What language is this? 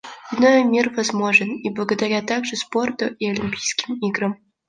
Russian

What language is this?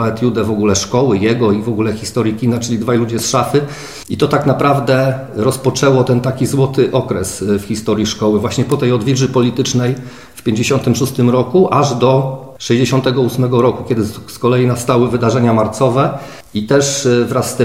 Polish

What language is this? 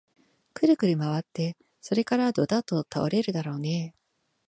Japanese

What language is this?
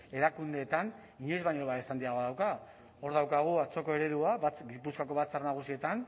Basque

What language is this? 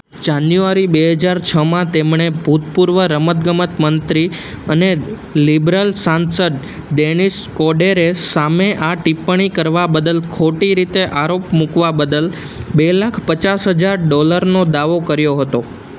Gujarati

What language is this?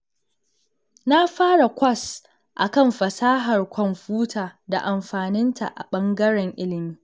Hausa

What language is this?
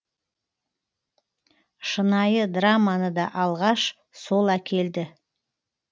Kazakh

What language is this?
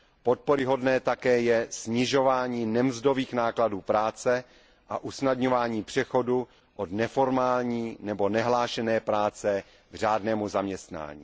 Czech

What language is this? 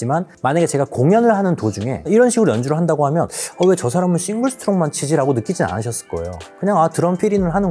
Korean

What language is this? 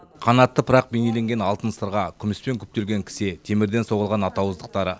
Kazakh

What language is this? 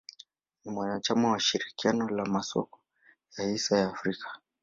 Swahili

